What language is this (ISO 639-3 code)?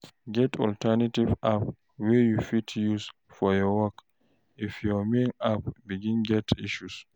pcm